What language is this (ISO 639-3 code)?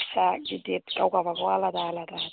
brx